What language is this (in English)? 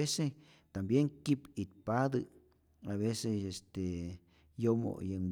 Rayón Zoque